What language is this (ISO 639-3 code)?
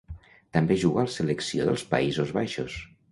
cat